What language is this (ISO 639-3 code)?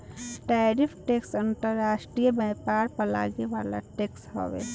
bho